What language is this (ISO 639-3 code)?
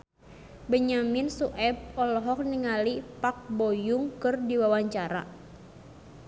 sun